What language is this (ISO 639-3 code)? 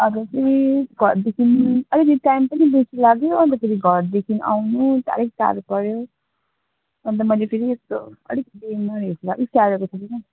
nep